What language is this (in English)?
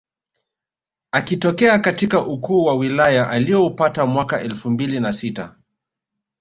Swahili